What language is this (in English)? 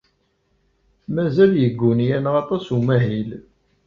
Kabyle